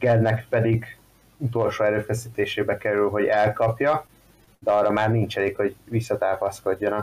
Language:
Hungarian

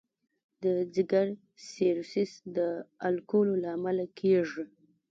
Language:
Pashto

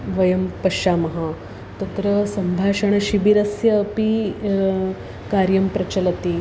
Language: Sanskrit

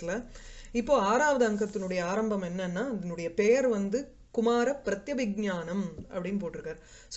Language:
Sanskrit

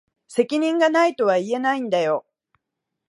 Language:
Japanese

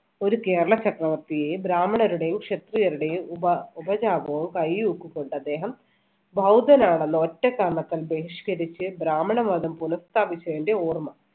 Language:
Malayalam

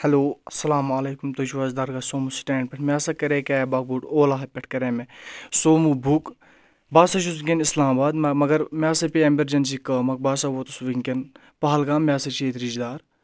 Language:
Kashmiri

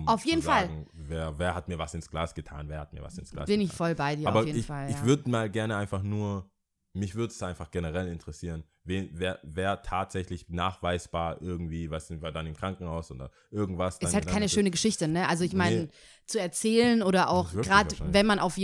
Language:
German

